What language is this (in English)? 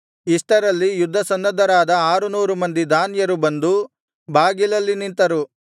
Kannada